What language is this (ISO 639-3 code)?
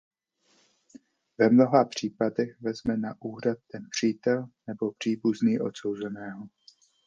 ces